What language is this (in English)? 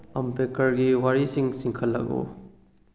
Manipuri